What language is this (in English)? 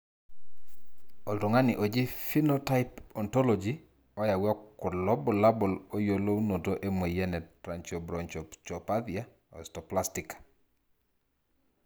Masai